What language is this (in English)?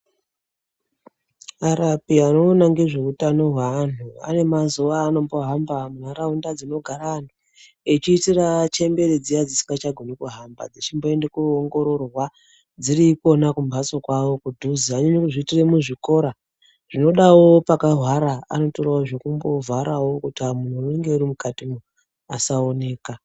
Ndau